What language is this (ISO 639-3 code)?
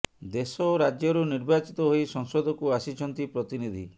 ori